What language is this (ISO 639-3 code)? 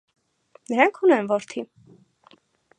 hye